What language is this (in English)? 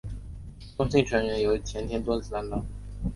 Chinese